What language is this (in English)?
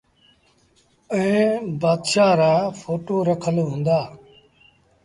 Sindhi Bhil